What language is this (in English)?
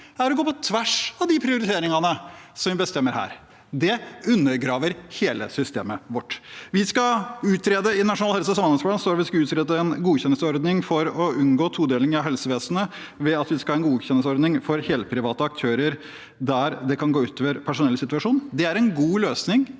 Norwegian